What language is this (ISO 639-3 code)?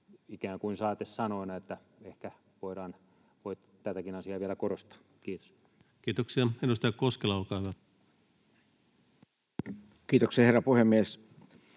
fin